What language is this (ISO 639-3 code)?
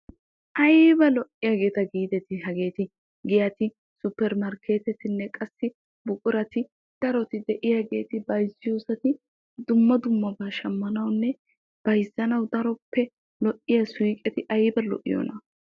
wal